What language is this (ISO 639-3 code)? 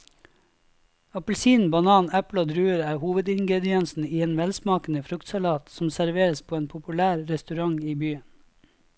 nor